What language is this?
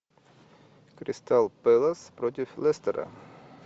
Russian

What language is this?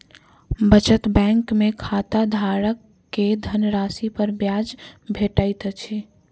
Maithili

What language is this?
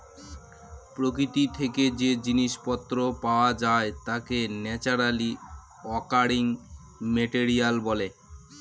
Bangla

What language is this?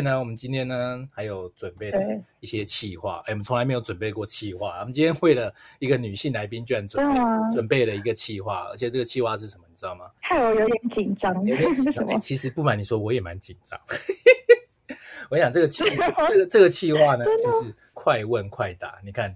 Chinese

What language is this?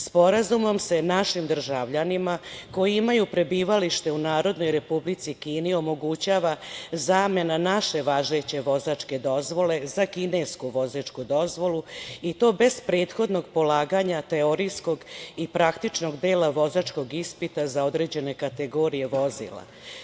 Serbian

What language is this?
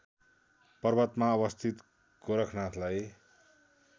Nepali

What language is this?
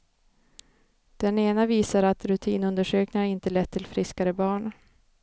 Swedish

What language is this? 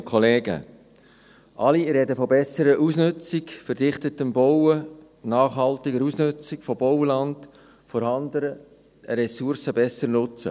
Swiss German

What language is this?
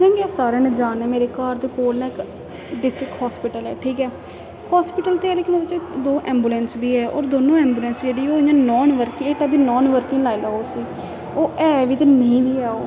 Dogri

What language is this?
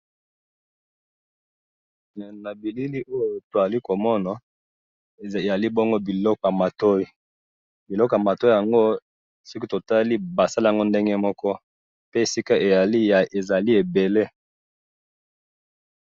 Lingala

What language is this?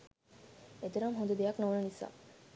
Sinhala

